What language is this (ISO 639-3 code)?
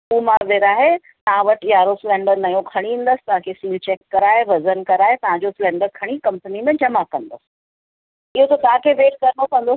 snd